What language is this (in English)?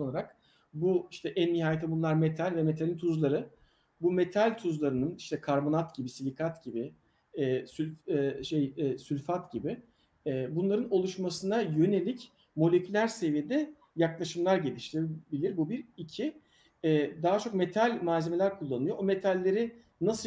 Turkish